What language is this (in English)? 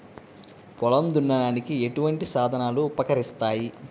Telugu